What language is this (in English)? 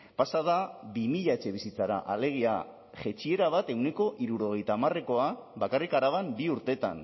Basque